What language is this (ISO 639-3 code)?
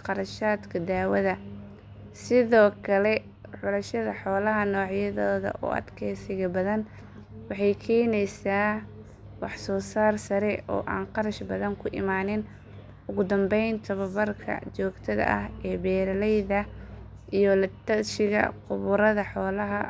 som